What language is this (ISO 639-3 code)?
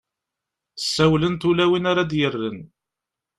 kab